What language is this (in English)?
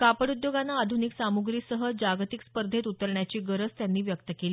Marathi